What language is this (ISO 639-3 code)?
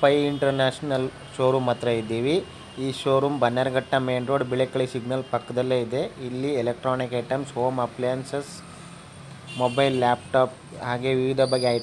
ara